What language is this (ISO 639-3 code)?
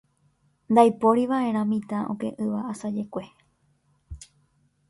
grn